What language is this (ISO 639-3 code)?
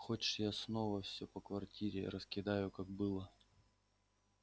rus